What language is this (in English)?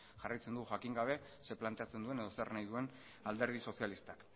Basque